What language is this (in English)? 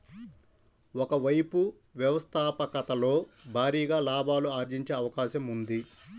Telugu